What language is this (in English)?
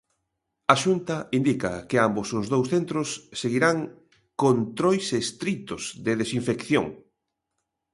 Galician